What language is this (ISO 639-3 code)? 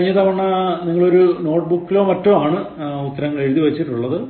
mal